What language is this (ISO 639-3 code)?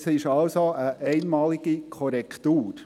gsw